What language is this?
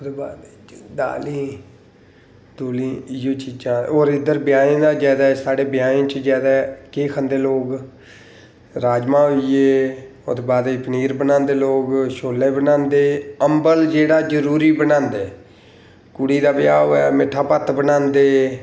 Dogri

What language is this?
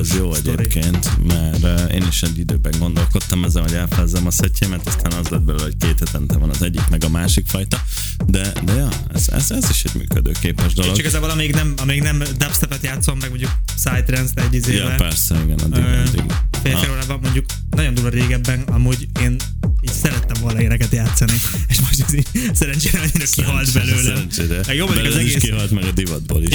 Hungarian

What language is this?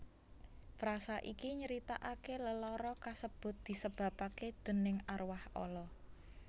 Javanese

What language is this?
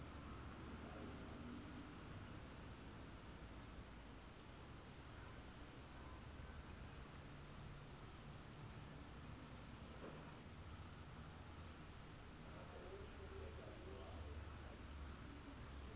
Southern Sotho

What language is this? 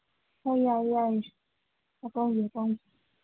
Manipuri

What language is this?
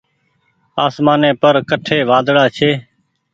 Goaria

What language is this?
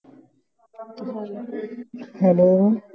Punjabi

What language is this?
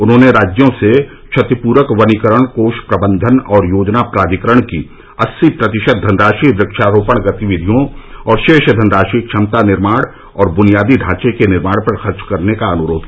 Hindi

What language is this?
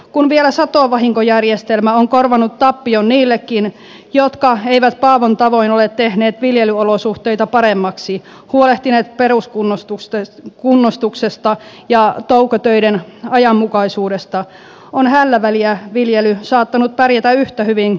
Finnish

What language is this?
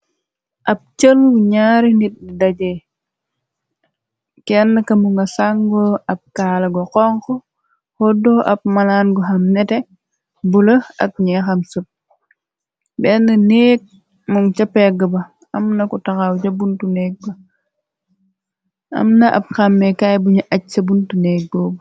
Wolof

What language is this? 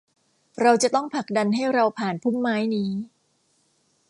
Thai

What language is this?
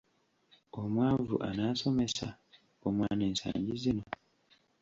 Ganda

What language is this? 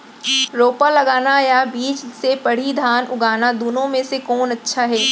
Chhattisgarhi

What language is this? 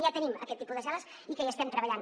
Catalan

